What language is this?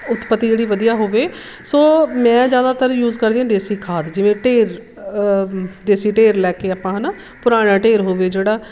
Punjabi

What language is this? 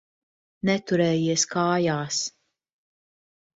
Latvian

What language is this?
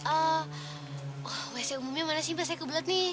Indonesian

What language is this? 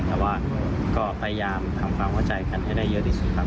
Thai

